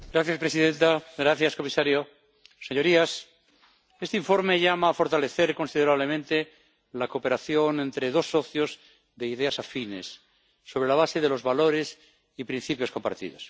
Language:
Spanish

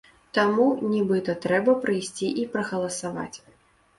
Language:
Belarusian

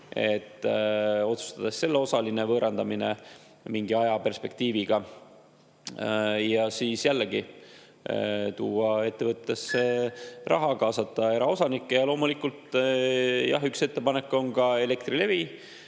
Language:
Estonian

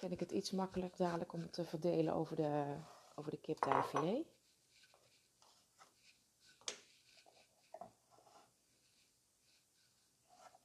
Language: Dutch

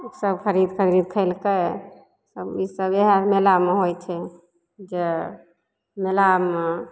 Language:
Maithili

